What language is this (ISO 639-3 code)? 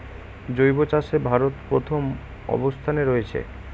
ben